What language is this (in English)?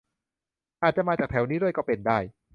Thai